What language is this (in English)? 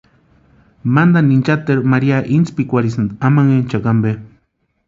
Western Highland Purepecha